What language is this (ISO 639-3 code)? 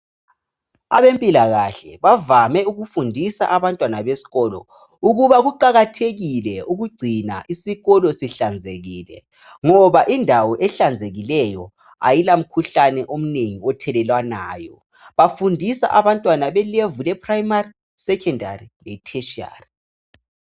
nde